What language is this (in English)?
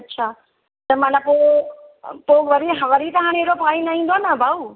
Sindhi